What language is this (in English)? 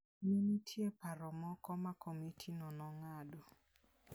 Luo (Kenya and Tanzania)